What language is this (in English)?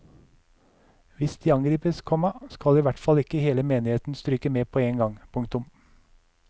Norwegian